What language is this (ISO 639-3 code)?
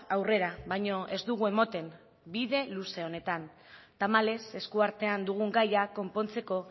eus